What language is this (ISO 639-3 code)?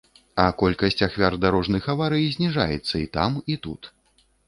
bel